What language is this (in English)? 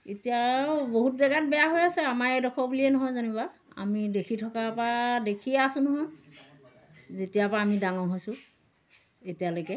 Assamese